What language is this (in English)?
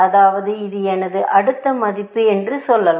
Tamil